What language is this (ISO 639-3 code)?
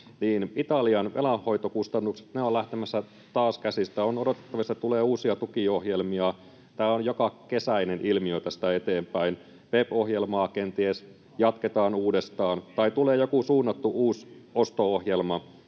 fin